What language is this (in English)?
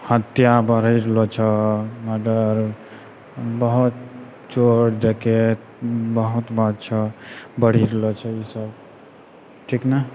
Maithili